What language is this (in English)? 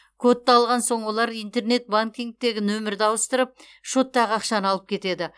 Kazakh